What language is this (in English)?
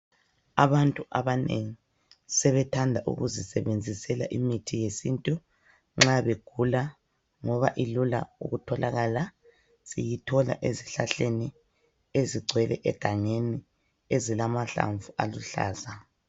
North Ndebele